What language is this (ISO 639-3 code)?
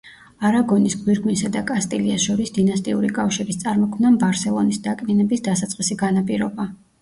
kat